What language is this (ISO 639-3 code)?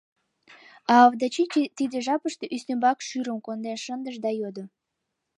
chm